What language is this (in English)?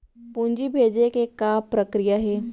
Chhattisgarhi